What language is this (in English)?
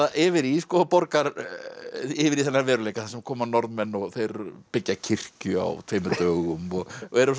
Icelandic